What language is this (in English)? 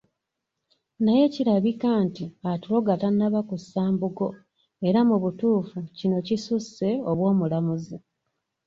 Ganda